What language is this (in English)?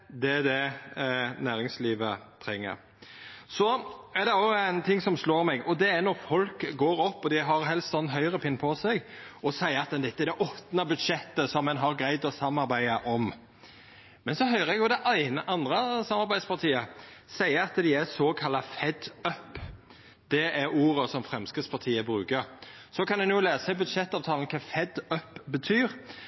Norwegian Nynorsk